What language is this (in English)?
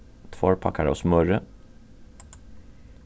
Faroese